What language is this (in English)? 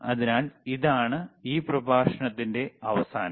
Malayalam